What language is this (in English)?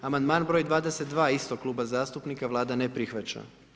Croatian